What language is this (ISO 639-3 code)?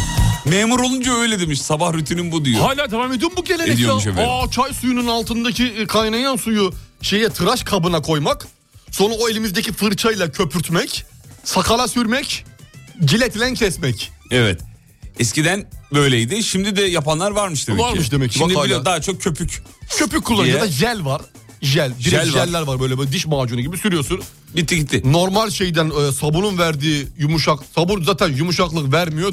tur